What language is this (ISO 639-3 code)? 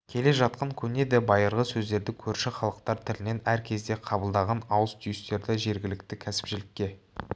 kaz